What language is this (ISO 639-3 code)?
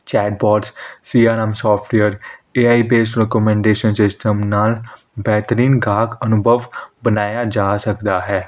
pan